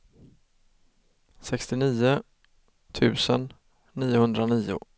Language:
Swedish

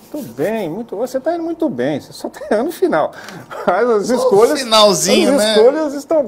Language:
Portuguese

